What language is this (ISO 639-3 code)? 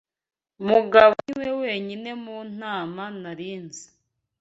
kin